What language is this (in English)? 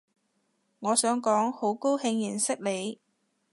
Cantonese